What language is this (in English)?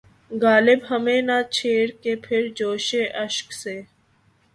Urdu